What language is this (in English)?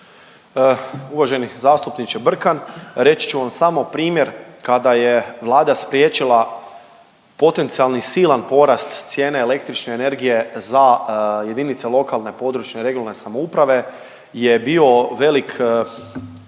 Croatian